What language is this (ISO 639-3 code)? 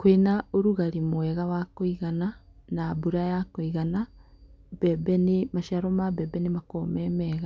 kik